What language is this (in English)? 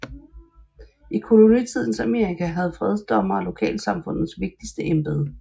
Danish